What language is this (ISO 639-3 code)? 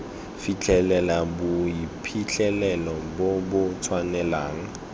tsn